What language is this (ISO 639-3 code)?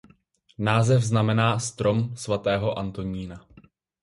ces